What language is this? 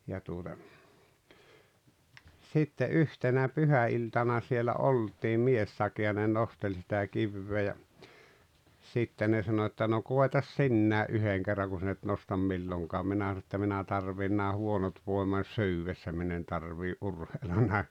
Finnish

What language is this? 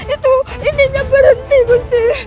Indonesian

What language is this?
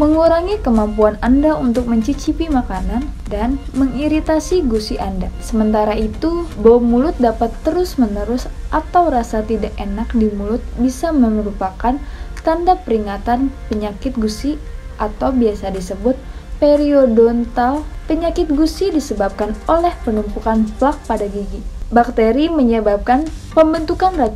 Indonesian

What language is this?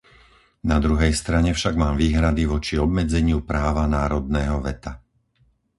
Slovak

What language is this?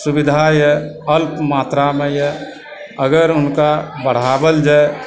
Maithili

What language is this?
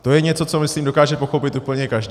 Czech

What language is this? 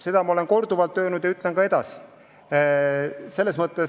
Estonian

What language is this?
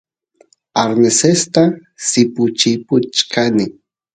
Santiago del Estero Quichua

